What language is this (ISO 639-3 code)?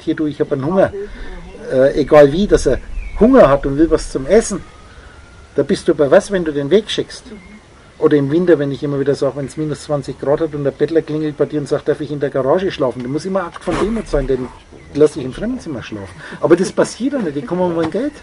deu